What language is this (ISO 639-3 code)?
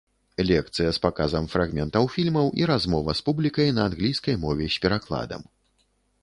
bel